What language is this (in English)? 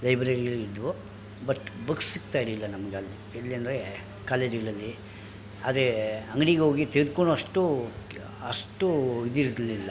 Kannada